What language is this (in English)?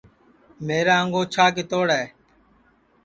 Sansi